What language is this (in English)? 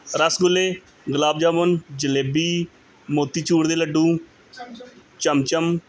Punjabi